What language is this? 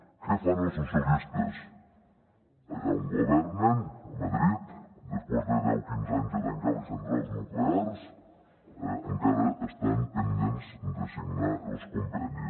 Catalan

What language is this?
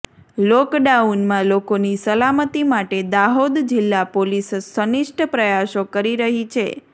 Gujarati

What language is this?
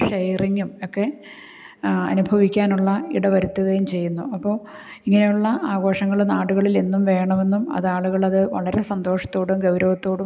Malayalam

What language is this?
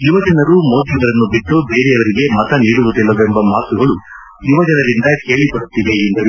Kannada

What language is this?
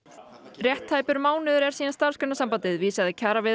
Icelandic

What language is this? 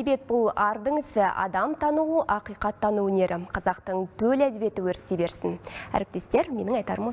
Turkish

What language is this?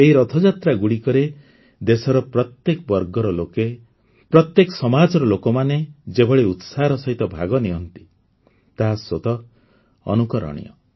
Odia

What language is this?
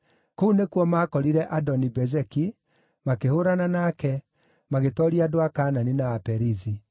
Kikuyu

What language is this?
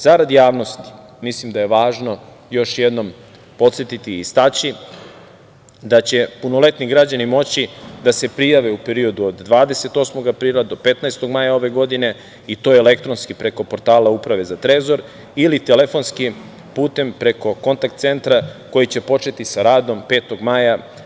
Serbian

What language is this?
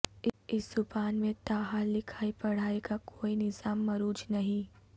Urdu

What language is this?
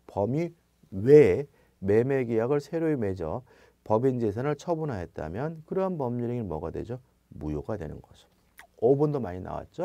Korean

